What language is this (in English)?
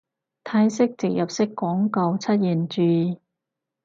Cantonese